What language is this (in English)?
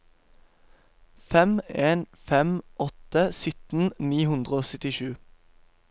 Norwegian